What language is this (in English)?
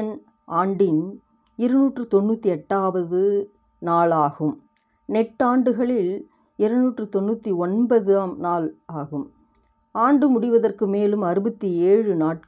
Tamil